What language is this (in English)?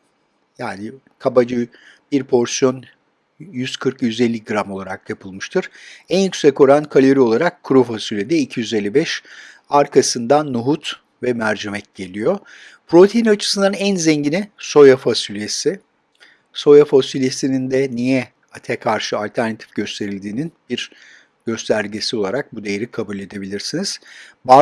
Turkish